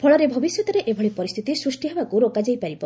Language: Odia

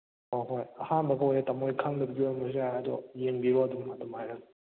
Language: Manipuri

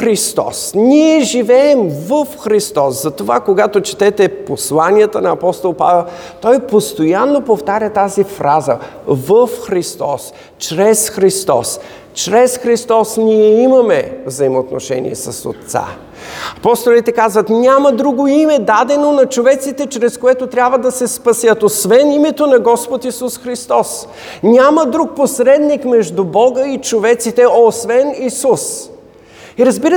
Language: Bulgarian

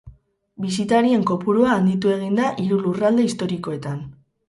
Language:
Basque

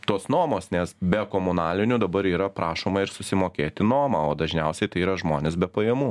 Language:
Lithuanian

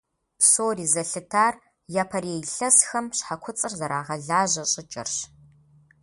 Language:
Kabardian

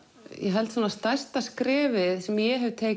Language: Icelandic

